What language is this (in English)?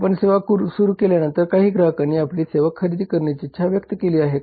Marathi